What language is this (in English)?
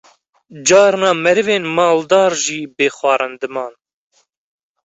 Kurdish